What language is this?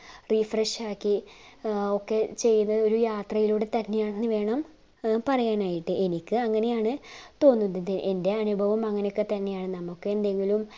Malayalam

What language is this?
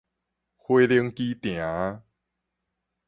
Min Nan Chinese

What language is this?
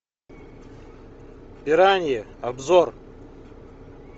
Russian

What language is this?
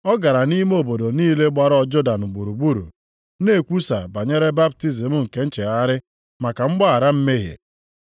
Igbo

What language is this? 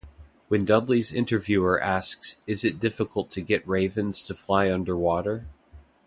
English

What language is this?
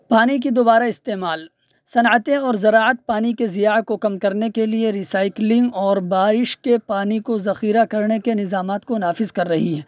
Urdu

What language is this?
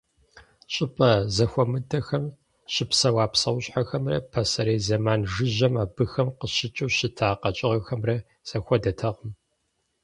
Kabardian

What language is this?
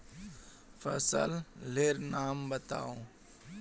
Magahi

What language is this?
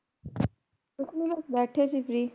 Punjabi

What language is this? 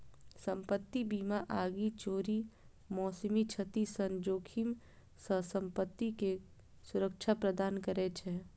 Maithili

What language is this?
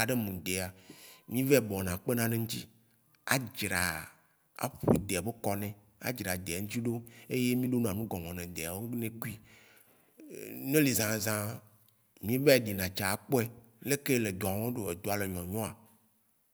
Waci Gbe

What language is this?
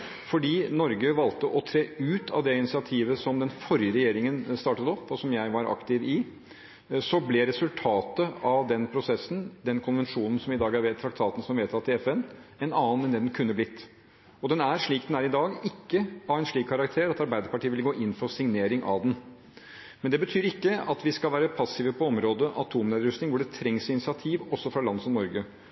Norwegian Bokmål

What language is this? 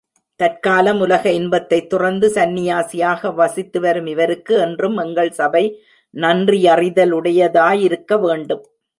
Tamil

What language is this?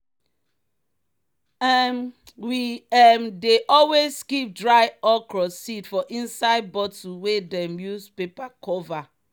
Nigerian Pidgin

